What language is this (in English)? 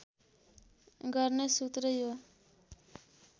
Nepali